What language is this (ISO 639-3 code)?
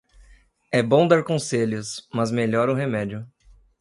por